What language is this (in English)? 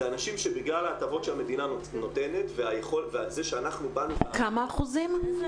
Hebrew